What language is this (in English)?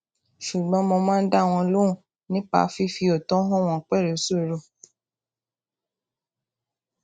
Yoruba